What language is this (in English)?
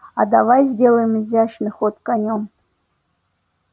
Russian